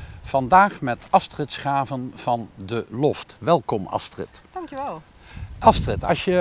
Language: Dutch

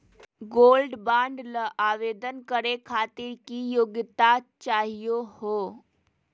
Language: Magahi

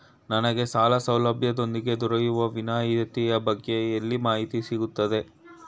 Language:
Kannada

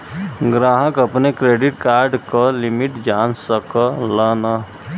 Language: Bhojpuri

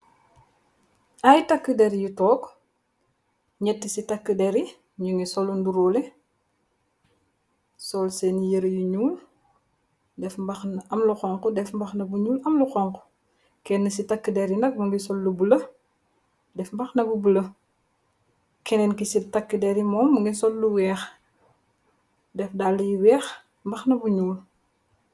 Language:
Wolof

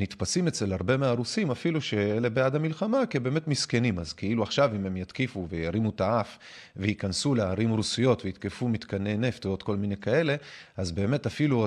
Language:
Hebrew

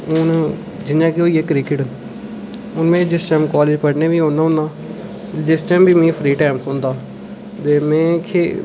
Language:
Dogri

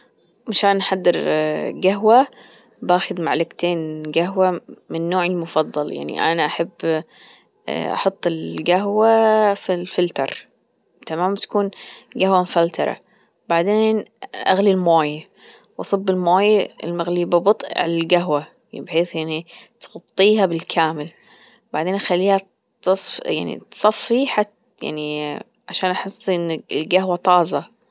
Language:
Gulf Arabic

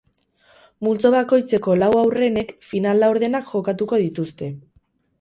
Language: Basque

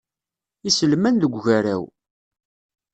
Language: Kabyle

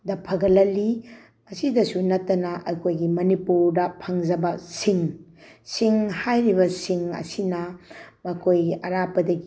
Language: Manipuri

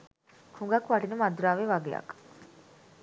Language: Sinhala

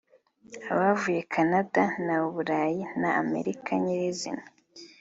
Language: Kinyarwanda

